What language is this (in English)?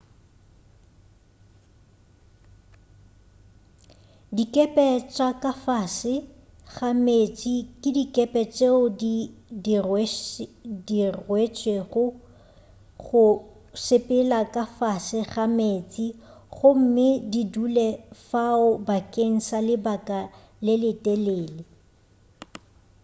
Northern Sotho